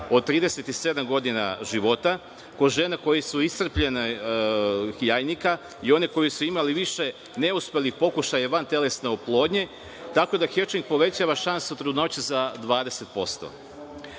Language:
Serbian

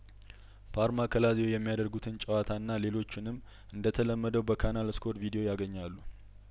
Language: Amharic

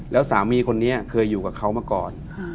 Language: Thai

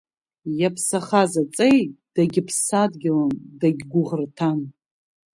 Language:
Abkhazian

